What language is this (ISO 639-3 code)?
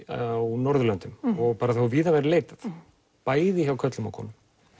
isl